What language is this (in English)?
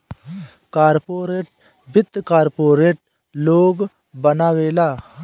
Bhojpuri